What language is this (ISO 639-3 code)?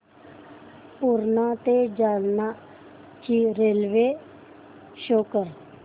mar